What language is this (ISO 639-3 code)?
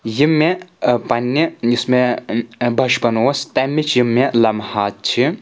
kas